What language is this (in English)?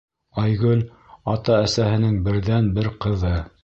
Bashkir